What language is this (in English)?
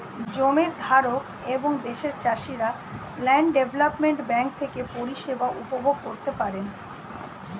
Bangla